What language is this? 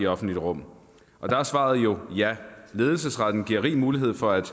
Danish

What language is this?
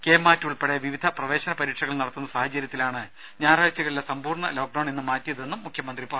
Malayalam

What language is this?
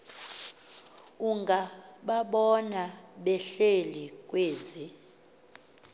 Xhosa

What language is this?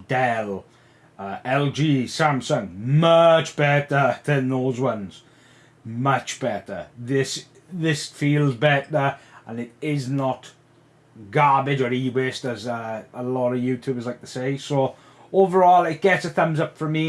English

